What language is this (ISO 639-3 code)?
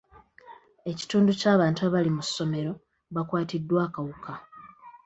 lug